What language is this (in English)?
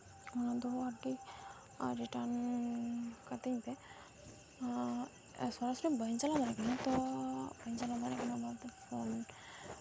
Santali